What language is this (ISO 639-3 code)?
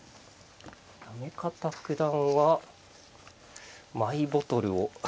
jpn